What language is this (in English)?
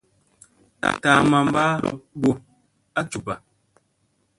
Musey